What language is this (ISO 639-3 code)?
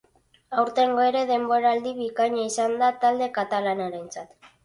eus